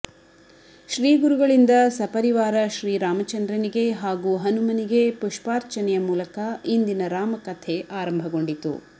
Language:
Kannada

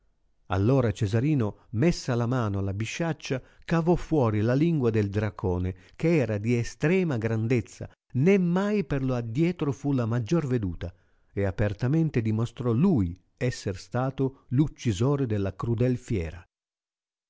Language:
Italian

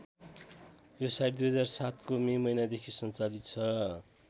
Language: Nepali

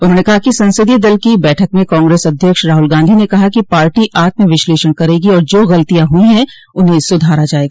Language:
Hindi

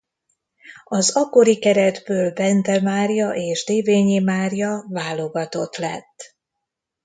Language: Hungarian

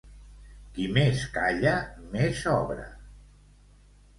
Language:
Catalan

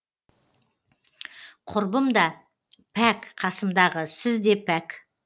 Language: Kazakh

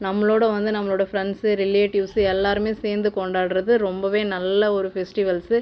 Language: Tamil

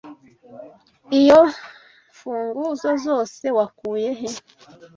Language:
Kinyarwanda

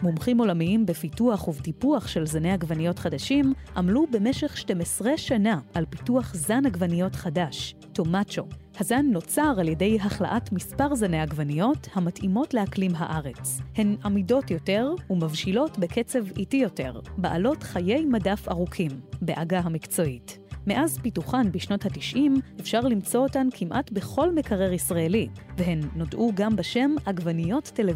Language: Hebrew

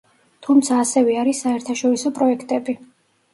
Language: Georgian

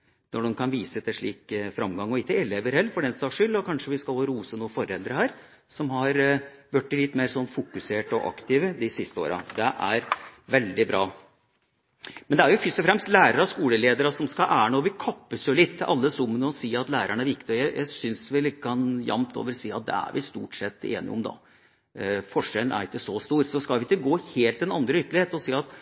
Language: Norwegian Bokmål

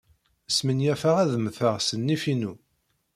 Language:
Kabyle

